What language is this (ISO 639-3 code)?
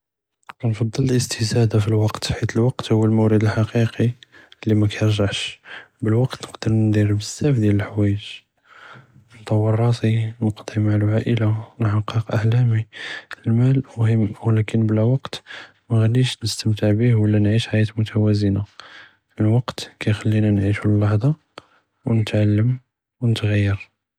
jrb